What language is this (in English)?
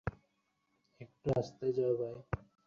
Bangla